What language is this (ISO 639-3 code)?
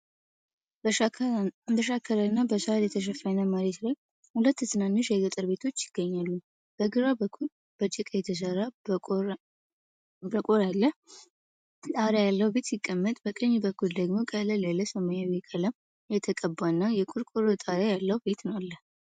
amh